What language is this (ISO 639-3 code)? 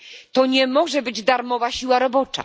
pol